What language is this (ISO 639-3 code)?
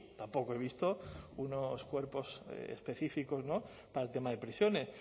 spa